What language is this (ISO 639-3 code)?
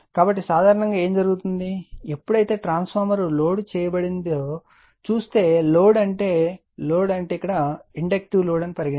tel